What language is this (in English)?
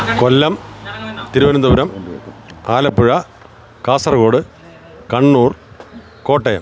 Malayalam